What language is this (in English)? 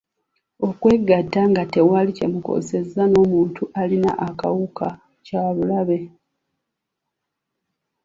Ganda